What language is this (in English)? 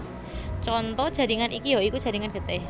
Javanese